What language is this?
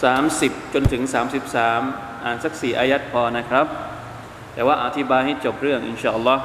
Thai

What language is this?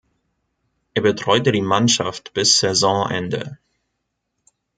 German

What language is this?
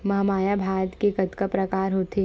Chhattisgarhi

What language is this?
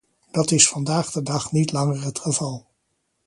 Dutch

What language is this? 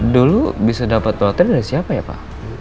Indonesian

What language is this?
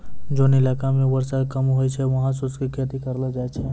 Maithili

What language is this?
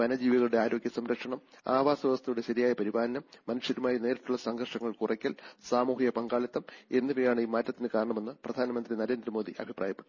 Malayalam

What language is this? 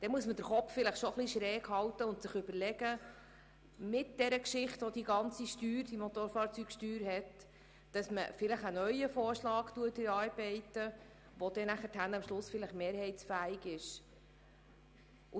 Swiss German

